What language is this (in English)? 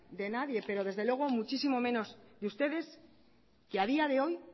Spanish